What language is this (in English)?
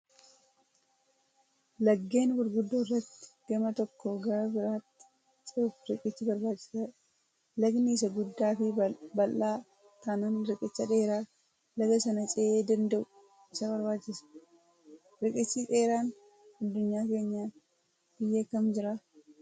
Oromo